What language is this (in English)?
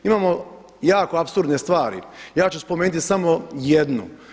Croatian